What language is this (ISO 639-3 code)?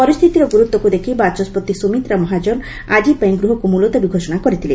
ori